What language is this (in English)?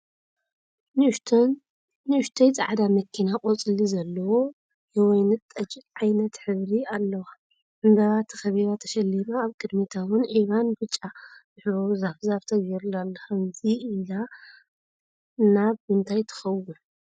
Tigrinya